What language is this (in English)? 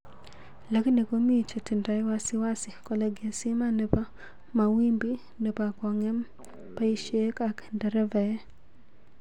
Kalenjin